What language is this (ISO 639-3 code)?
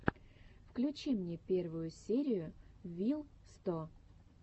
rus